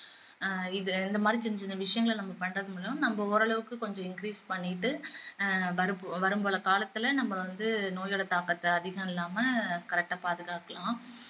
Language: Tamil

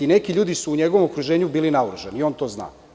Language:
Serbian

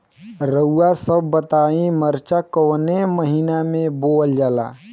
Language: Bhojpuri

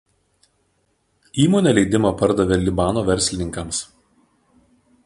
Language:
Lithuanian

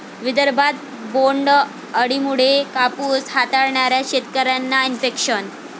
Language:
Marathi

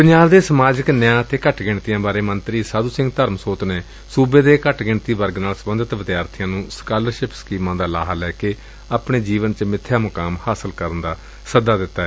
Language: Punjabi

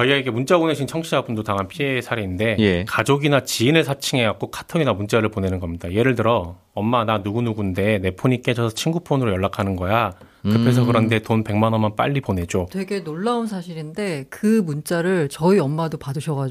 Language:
Korean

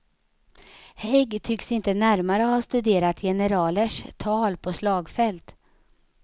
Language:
Swedish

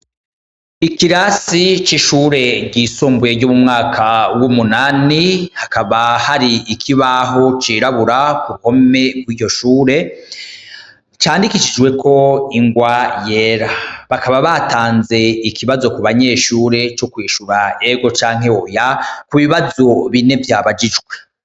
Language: Rundi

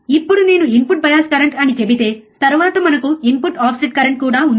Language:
Telugu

